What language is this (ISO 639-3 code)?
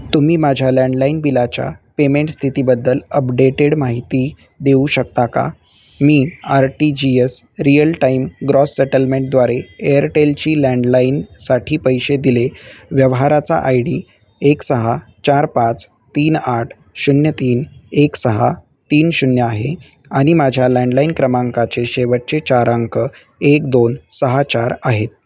mar